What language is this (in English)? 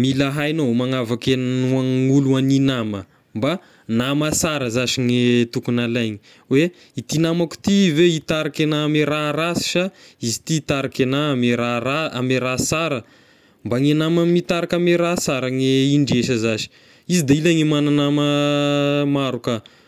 Tesaka Malagasy